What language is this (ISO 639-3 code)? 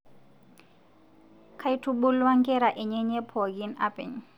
mas